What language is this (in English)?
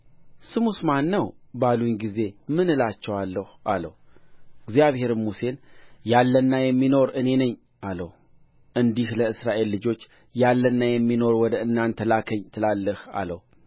Amharic